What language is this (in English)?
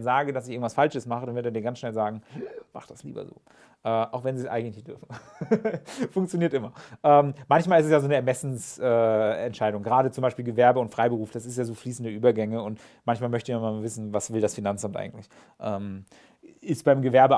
German